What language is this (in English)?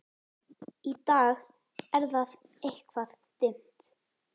Icelandic